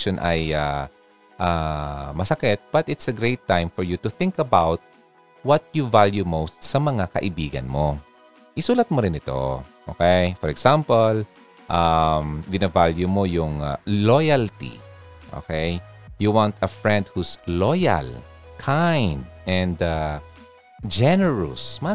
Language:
Filipino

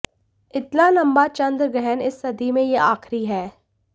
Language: Hindi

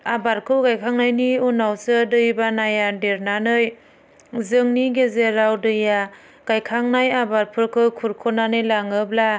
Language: Bodo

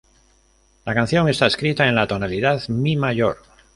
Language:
Spanish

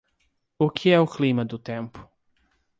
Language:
Portuguese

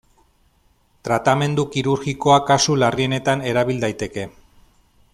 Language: Basque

